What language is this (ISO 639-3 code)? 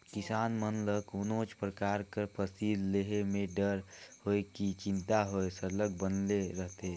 hne